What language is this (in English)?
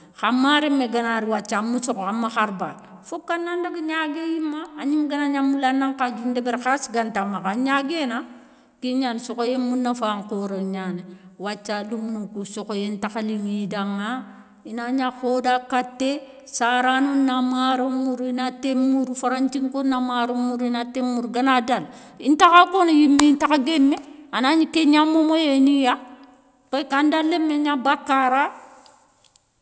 Soninke